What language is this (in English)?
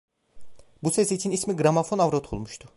Turkish